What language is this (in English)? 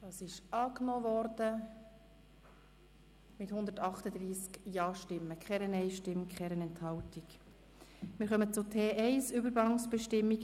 Swiss German